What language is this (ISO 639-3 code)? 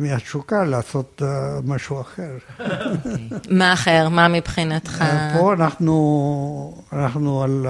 heb